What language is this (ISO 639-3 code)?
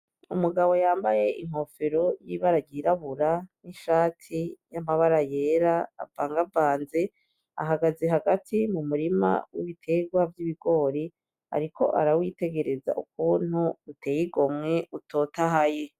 run